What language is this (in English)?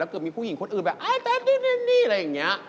Thai